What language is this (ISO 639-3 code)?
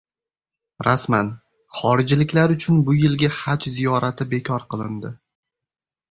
uzb